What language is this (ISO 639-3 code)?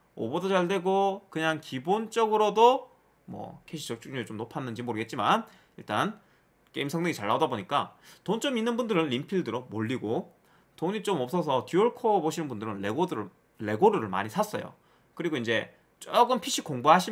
kor